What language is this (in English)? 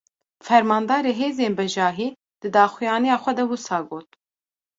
Kurdish